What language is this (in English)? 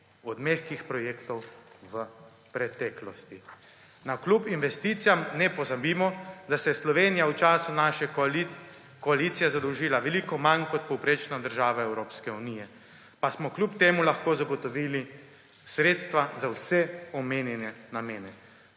Slovenian